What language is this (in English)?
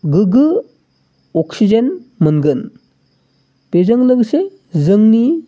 Bodo